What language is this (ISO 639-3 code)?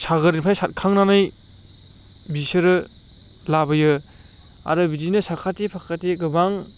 brx